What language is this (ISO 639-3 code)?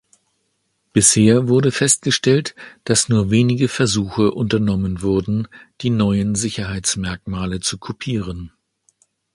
deu